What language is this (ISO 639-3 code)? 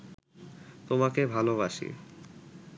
ben